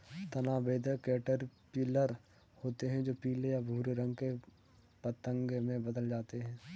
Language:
Hindi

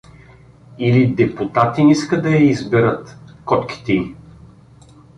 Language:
Bulgarian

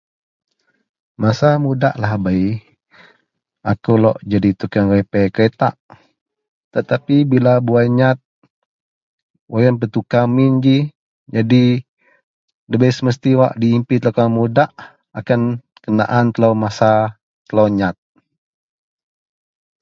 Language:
Central Melanau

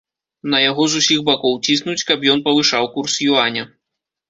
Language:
Belarusian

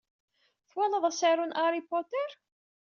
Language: Kabyle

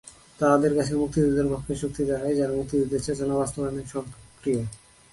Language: Bangla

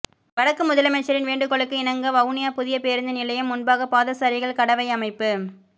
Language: Tamil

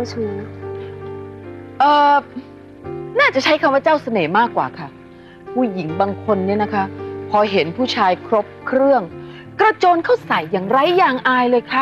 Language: Thai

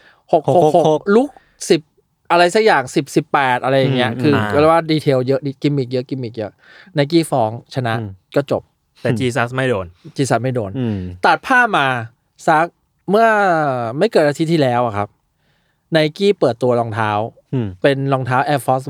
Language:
Thai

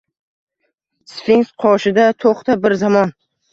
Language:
Uzbek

